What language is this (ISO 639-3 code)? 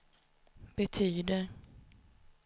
swe